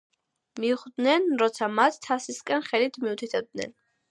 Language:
Georgian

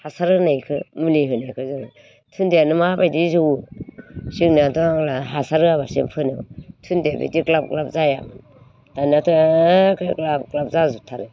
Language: Bodo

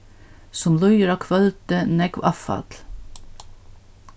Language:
Faroese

